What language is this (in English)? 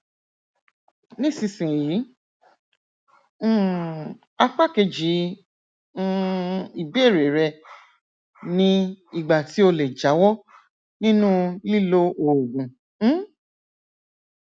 Yoruba